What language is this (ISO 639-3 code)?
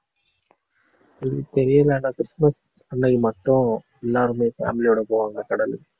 tam